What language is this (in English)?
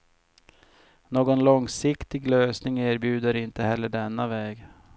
Swedish